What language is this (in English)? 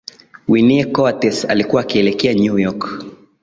Swahili